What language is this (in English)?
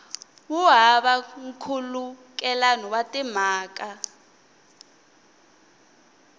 Tsonga